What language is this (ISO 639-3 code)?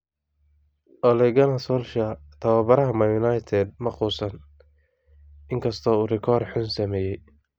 som